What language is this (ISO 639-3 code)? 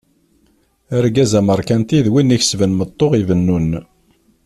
kab